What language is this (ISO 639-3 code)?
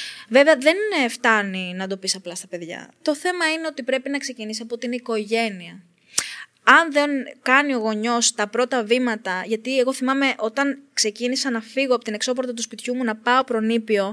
ell